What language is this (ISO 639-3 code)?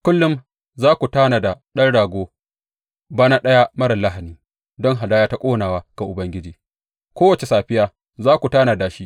hau